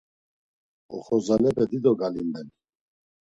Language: Laz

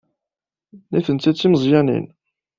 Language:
Kabyle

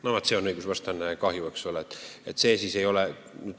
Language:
Estonian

